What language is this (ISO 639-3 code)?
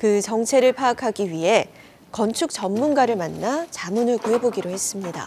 kor